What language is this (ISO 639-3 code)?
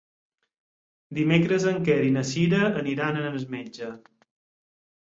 cat